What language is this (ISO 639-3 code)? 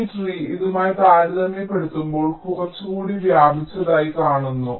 mal